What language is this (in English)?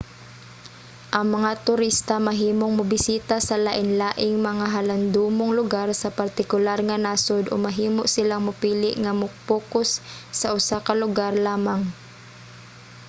Cebuano